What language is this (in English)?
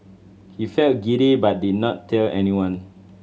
English